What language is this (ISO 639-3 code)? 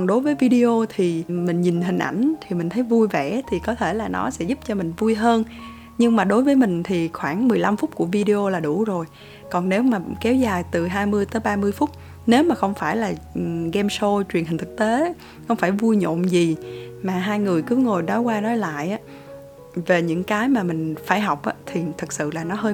vie